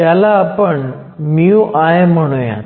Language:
Marathi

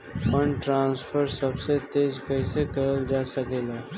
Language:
Bhojpuri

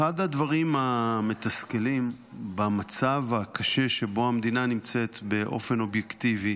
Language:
Hebrew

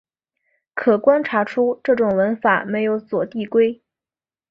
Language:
Chinese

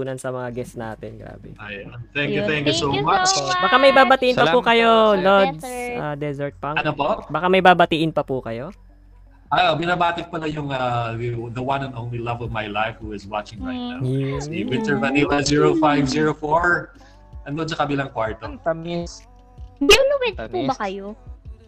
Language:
Filipino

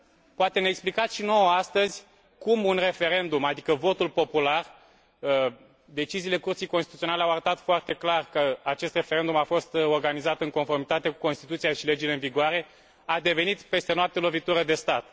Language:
Romanian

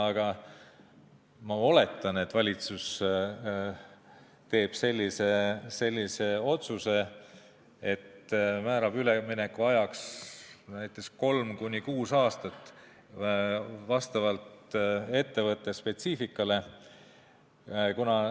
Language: Estonian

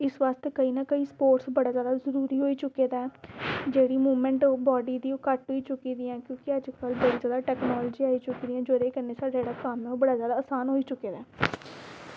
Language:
Dogri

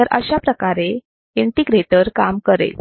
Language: Marathi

